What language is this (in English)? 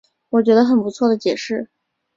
Chinese